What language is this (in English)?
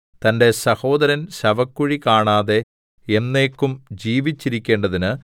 Malayalam